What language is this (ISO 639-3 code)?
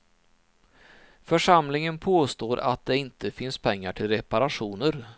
swe